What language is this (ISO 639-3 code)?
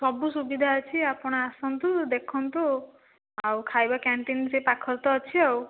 ori